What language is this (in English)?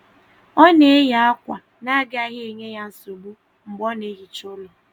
Igbo